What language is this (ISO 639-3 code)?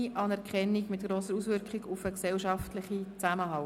gsw